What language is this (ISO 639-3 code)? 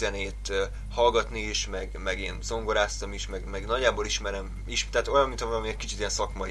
hun